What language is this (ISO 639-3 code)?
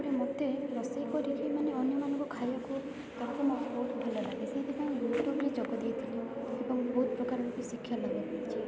ori